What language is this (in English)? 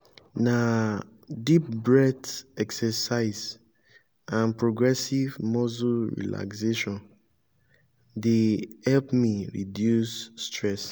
Nigerian Pidgin